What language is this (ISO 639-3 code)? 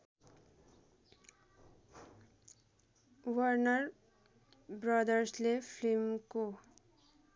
nep